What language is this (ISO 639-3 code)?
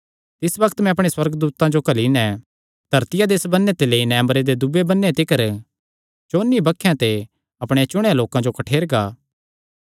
xnr